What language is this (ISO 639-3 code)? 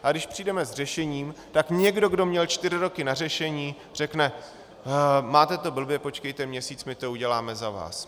ces